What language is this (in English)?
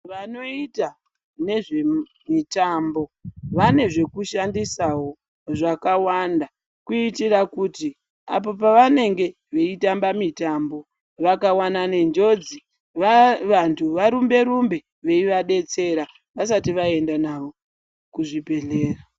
Ndau